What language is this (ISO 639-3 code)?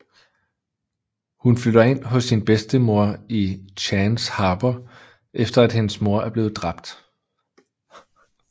dan